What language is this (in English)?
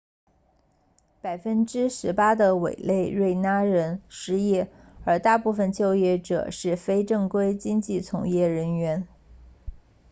Chinese